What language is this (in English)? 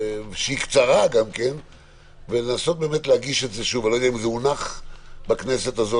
Hebrew